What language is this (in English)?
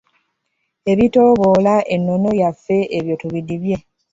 Ganda